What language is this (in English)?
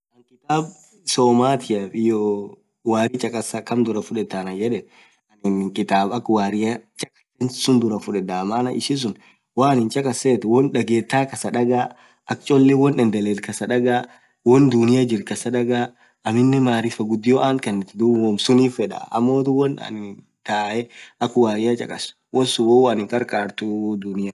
Orma